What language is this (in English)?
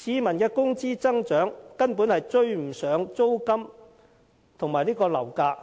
Cantonese